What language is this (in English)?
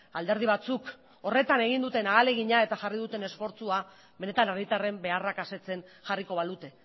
Basque